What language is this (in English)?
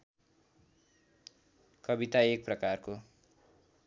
Nepali